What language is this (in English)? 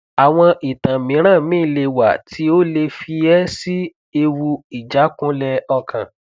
Yoruba